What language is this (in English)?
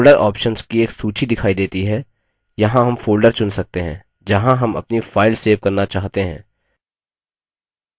Hindi